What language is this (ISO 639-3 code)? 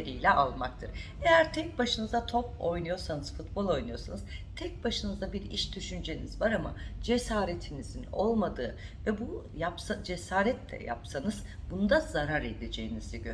tur